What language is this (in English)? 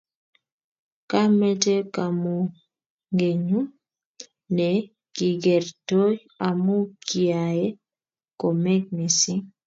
Kalenjin